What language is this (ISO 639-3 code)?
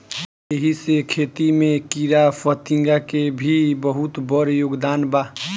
bho